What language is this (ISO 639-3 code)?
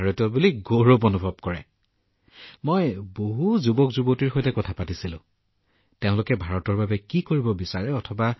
asm